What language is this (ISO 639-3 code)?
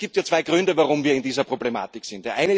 deu